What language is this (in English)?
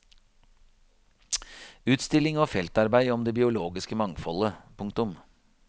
Norwegian